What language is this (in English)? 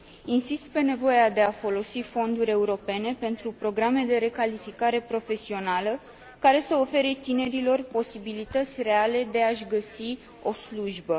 Romanian